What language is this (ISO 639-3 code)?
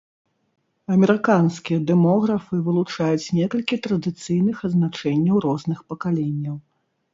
bel